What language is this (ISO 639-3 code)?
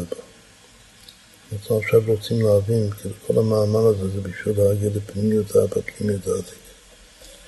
heb